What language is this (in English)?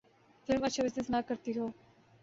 Urdu